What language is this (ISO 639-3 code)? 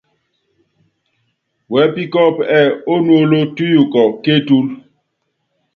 yav